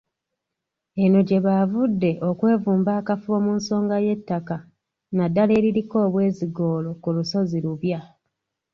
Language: Ganda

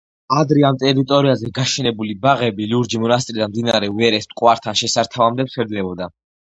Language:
Georgian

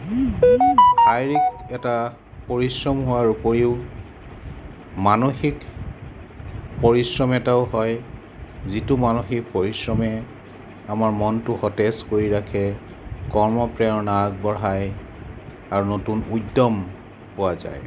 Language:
Assamese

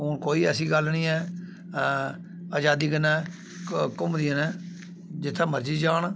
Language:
Dogri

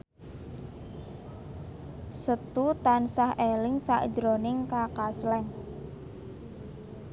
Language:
Javanese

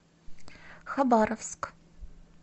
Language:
Russian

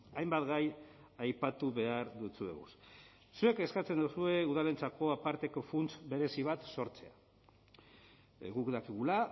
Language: Basque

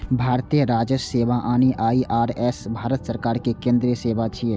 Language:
Maithili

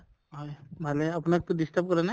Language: Assamese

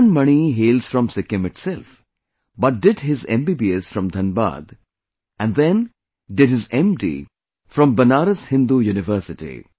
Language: English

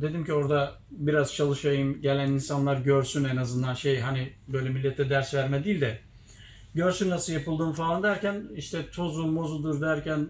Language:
Turkish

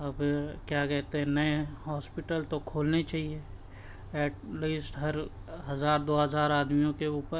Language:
Urdu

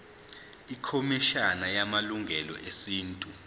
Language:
Zulu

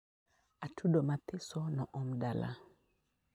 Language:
Luo (Kenya and Tanzania)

